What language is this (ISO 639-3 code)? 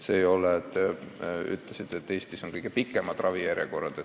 est